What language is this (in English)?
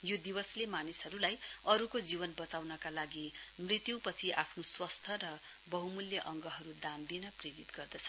Nepali